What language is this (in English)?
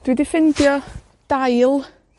Welsh